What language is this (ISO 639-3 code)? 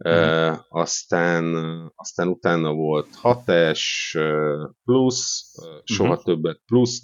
hun